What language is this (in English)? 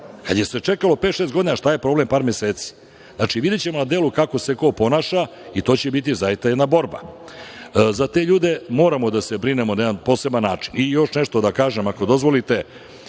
Serbian